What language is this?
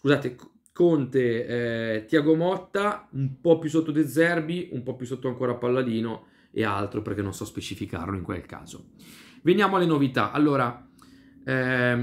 Italian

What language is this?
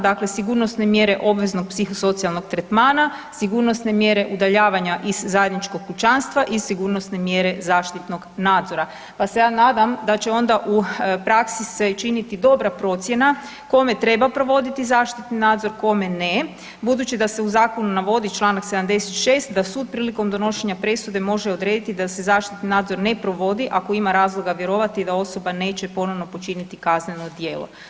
Croatian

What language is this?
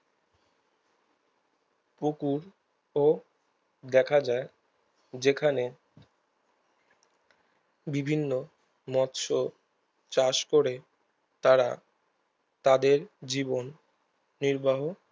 Bangla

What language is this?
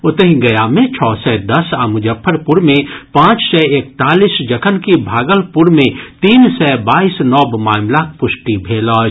Maithili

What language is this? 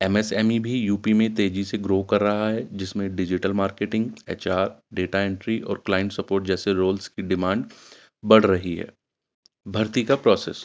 Urdu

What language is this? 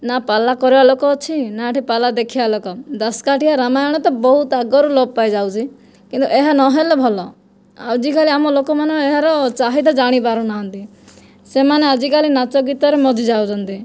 Odia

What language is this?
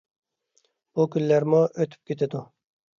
Uyghur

